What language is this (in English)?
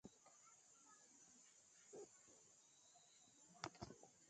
Nigerian Pidgin